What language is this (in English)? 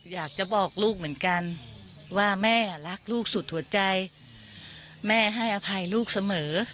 Thai